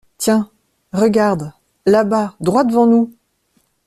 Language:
French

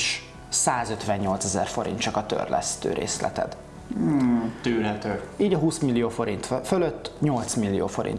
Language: Hungarian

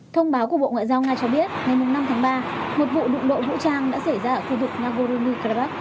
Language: Vietnamese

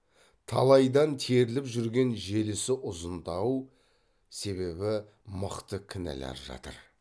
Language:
Kazakh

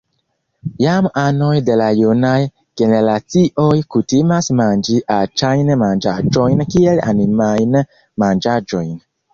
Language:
Esperanto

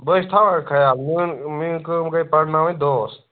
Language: Kashmiri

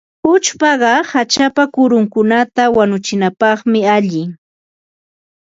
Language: Ambo-Pasco Quechua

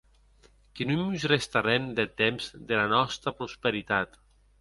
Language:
Occitan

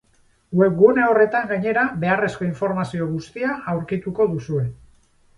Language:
Basque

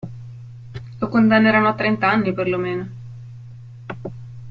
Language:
Italian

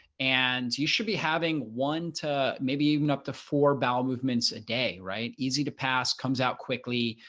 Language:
English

